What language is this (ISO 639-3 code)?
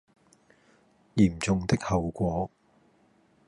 yue